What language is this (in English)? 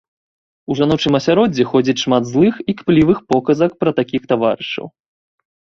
Belarusian